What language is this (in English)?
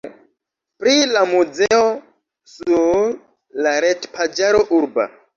Esperanto